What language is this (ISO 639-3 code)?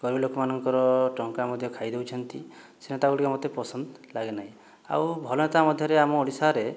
ori